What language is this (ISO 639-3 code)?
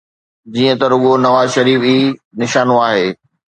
snd